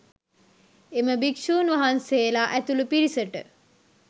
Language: Sinhala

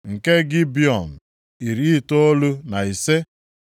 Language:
Igbo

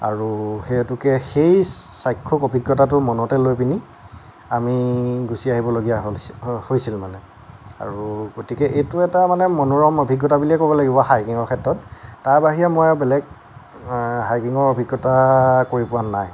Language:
Assamese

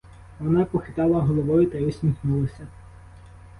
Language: Ukrainian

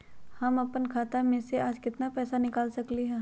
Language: Magahi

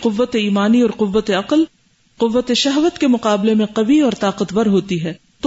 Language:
Urdu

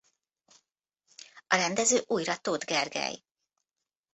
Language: Hungarian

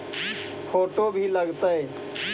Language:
Magahi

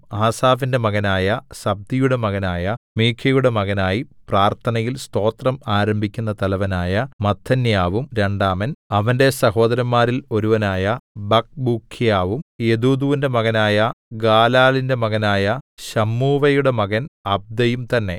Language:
Malayalam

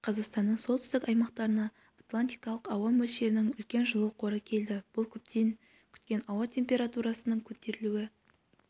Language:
Kazakh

